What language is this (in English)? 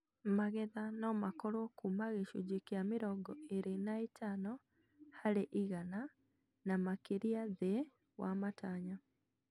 Kikuyu